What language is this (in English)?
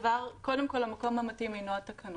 Hebrew